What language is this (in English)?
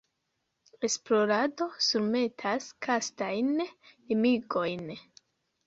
Esperanto